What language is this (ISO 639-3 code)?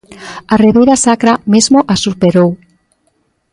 glg